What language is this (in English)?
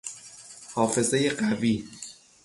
Persian